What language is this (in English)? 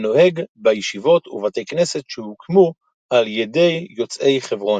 Hebrew